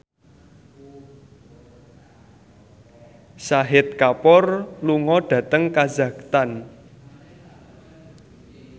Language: Javanese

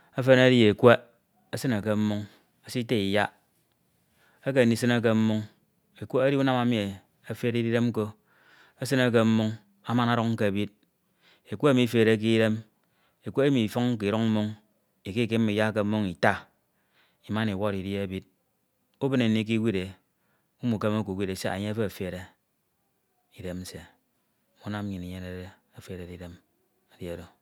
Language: Ito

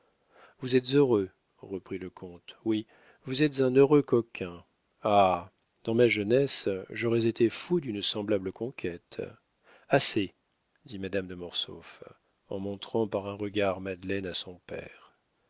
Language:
French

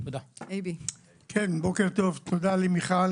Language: Hebrew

